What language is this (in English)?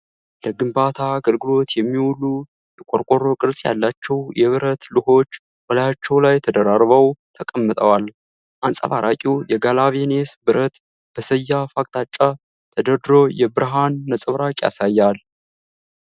Amharic